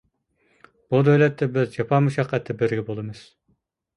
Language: Uyghur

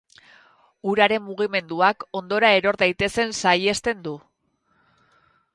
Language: Basque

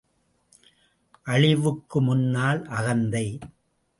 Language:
Tamil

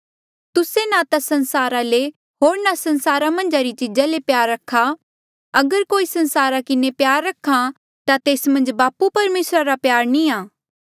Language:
Mandeali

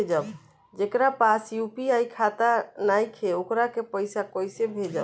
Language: Bhojpuri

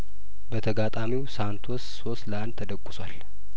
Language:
Amharic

